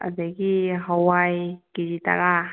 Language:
Manipuri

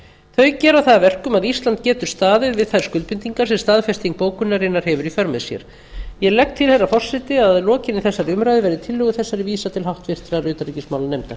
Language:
Icelandic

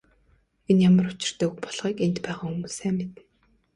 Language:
Mongolian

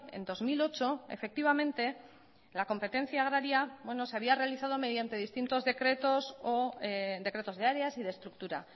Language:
Spanish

